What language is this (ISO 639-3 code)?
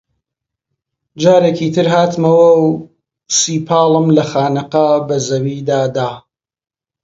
ckb